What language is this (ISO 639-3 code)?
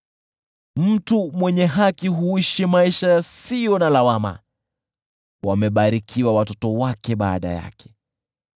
swa